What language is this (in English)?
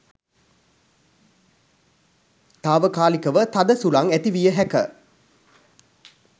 Sinhala